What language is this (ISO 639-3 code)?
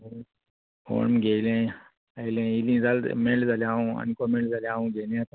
kok